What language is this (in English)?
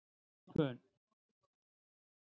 Icelandic